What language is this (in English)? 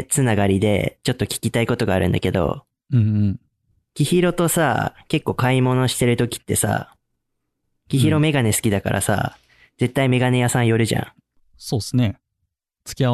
Japanese